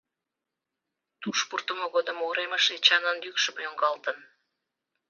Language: Mari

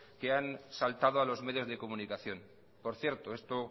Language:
Spanish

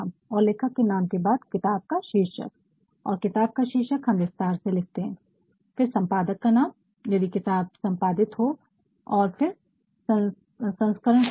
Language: Hindi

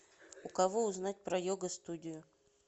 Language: Russian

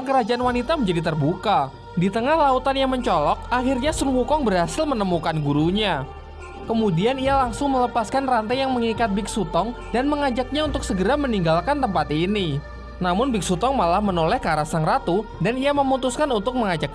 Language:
Indonesian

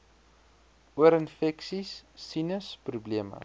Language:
Afrikaans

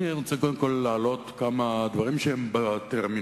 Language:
Hebrew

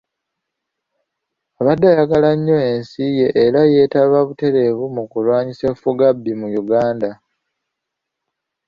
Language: Ganda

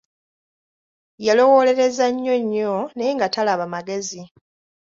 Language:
Ganda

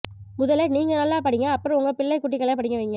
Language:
Tamil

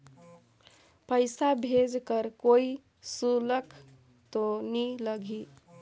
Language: Chhattisgarhi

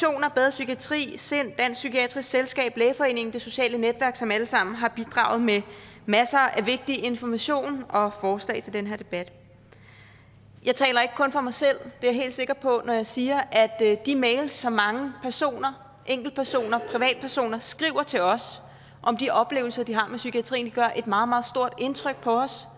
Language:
Danish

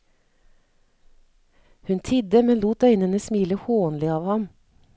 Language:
Norwegian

